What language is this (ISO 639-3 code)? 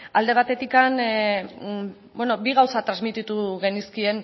eus